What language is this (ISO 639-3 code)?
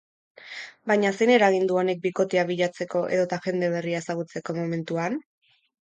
eus